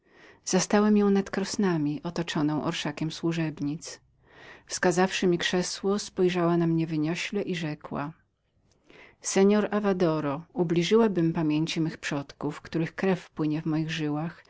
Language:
Polish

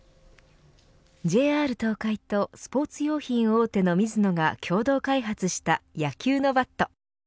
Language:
Japanese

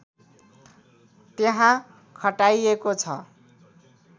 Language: Nepali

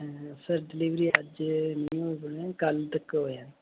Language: Dogri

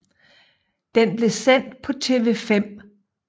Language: Danish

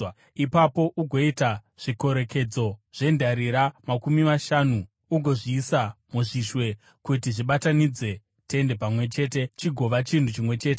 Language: Shona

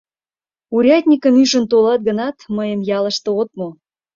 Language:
Mari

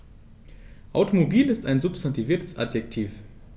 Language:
German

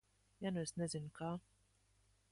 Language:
Latvian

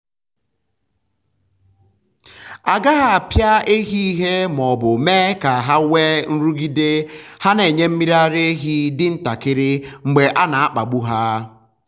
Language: Igbo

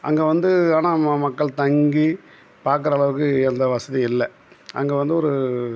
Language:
Tamil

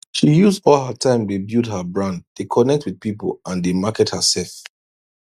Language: Nigerian Pidgin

